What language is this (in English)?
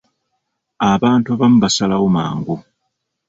Ganda